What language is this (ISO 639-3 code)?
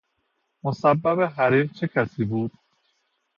fas